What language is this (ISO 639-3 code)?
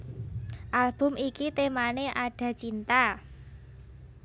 jav